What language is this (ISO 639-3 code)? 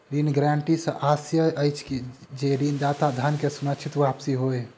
mai